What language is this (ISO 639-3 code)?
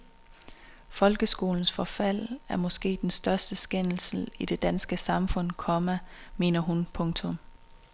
dan